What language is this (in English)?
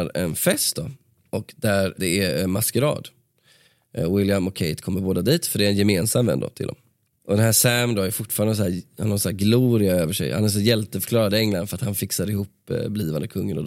Swedish